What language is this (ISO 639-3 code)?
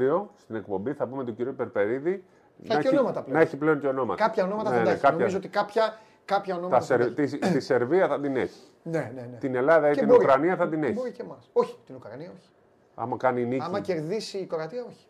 ell